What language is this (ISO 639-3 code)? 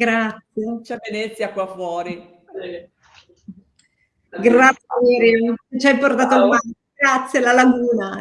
ita